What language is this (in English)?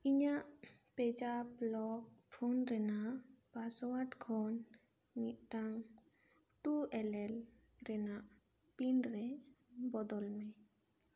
Santali